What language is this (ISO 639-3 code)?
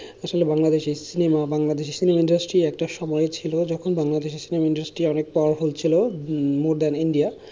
ben